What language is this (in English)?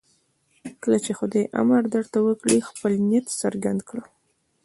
Pashto